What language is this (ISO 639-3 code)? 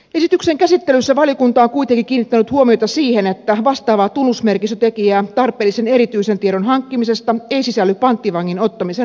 fin